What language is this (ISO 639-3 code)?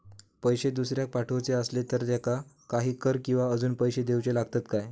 mar